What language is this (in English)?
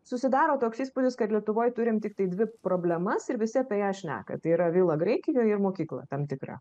Lithuanian